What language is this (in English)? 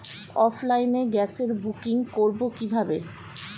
Bangla